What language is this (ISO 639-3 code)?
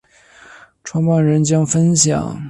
zho